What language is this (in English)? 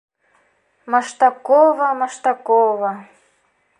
Bashkir